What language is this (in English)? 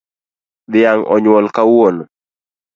Luo (Kenya and Tanzania)